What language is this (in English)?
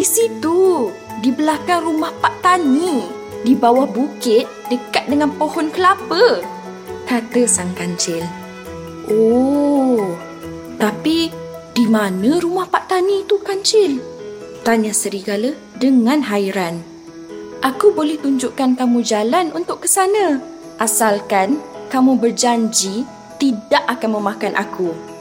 Malay